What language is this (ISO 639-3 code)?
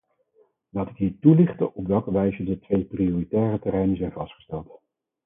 nld